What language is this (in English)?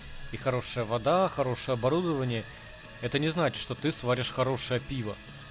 Russian